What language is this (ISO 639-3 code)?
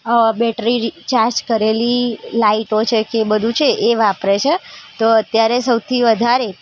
guj